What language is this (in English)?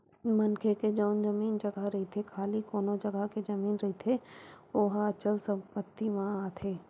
Chhattisgarhi